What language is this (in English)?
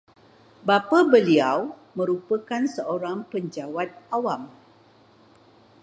Malay